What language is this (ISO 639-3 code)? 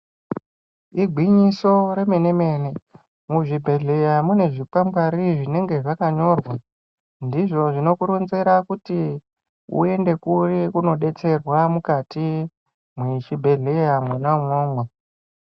ndc